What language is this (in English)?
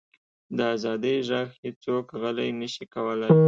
Pashto